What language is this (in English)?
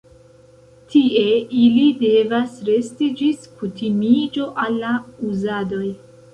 Esperanto